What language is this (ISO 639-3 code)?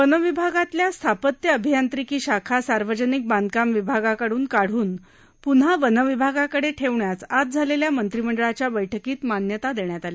mar